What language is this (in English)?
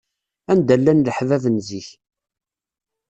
Kabyle